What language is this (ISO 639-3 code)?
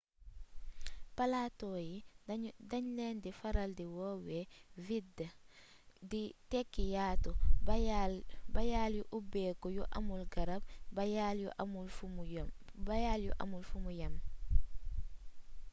wol